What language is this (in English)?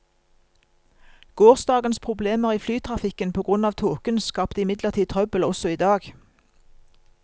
Norwegian